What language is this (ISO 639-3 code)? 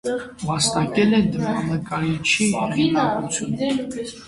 hye